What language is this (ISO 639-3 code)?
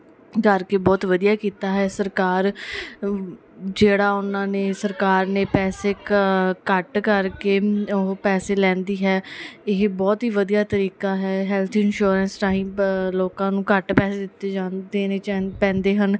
pan